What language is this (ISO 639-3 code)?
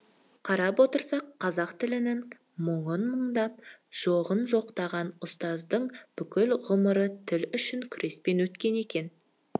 kaz